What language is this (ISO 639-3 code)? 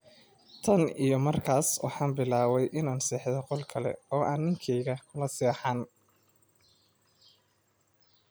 som